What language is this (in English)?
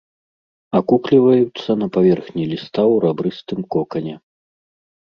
Belarusian